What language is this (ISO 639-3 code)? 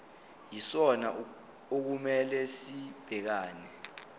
zul